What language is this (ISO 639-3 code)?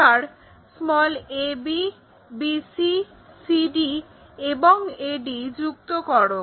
ben